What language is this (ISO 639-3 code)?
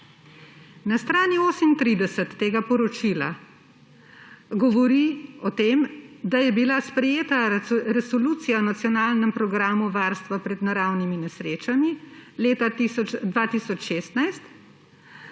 slv